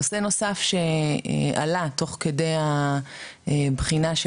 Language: Hebrew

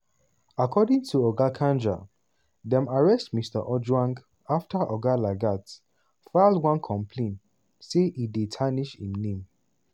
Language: Nigerian Pidgin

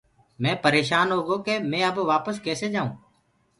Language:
Gurgula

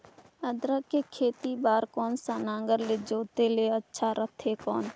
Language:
Chhattisgarhi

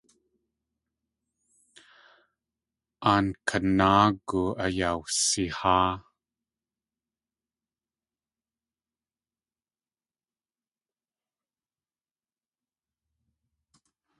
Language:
Tlingit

